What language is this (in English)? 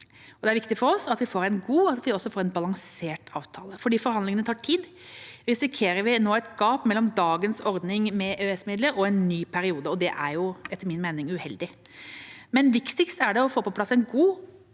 Norwegian